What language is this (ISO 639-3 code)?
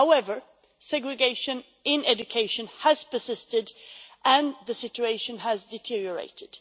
eng